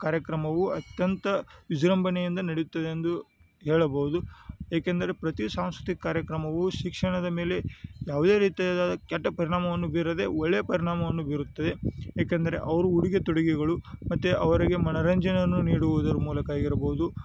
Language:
Kannada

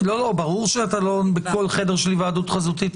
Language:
Hebrew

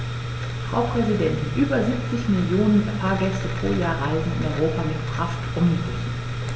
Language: German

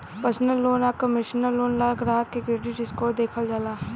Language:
Bhojpuri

